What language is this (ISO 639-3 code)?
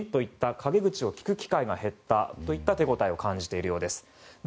jpn